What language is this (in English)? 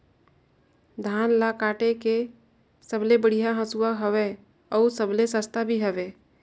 Chhattisgarhi